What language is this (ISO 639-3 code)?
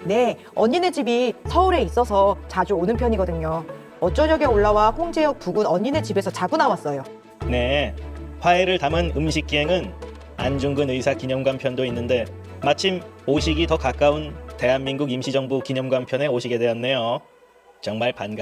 kor